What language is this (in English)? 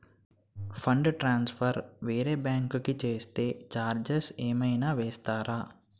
Telugu